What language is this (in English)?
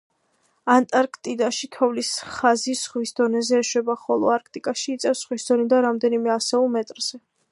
Georgian